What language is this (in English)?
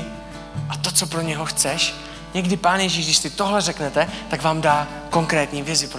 Czech